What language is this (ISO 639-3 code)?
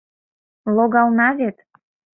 chm